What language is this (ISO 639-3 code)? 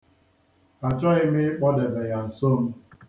ibo